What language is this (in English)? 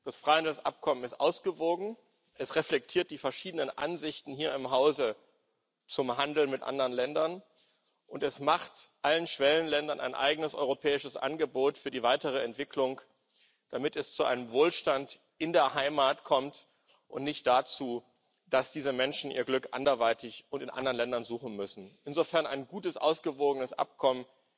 German